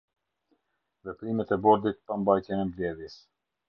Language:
Albanian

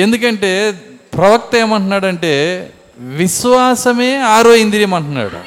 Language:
Telugu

